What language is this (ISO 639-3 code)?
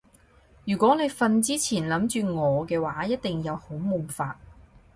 yue